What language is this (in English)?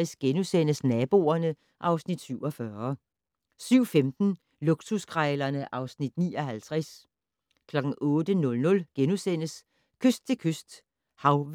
Danish